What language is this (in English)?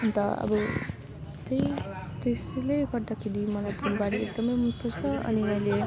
Nepali